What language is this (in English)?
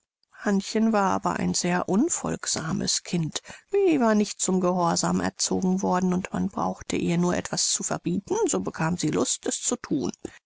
German